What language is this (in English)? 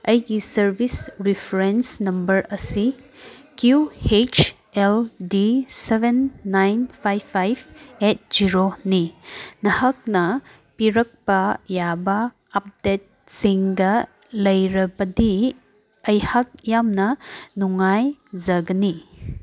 Manipuri